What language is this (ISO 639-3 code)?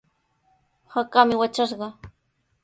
qws